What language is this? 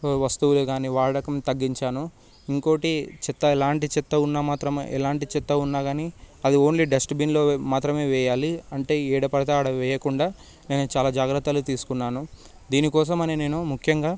Telugu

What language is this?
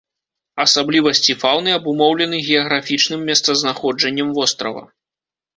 Belarusian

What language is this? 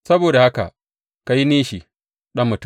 Hausa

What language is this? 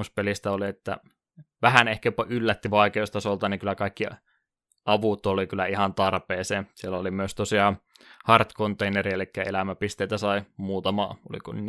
Finnish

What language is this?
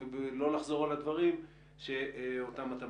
Hebrew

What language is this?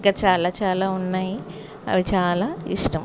Telugu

